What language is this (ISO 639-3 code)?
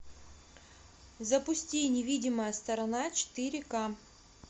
rus